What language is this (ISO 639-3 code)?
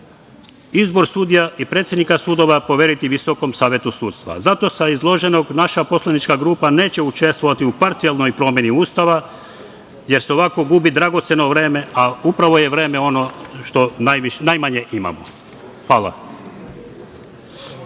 srp